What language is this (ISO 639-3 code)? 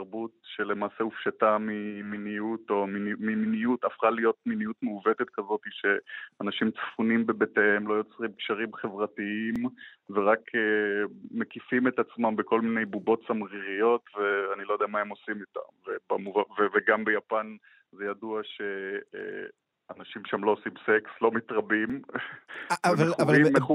heb